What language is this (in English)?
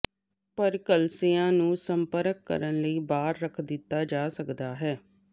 Punjabi